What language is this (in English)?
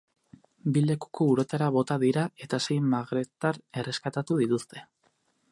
Basque